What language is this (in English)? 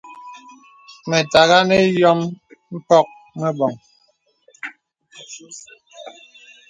Bebele